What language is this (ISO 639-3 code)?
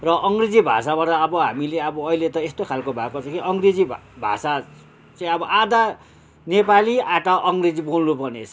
nep